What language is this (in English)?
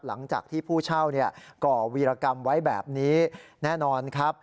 Thai